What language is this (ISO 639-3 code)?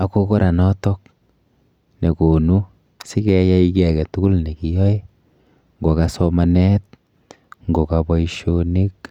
kln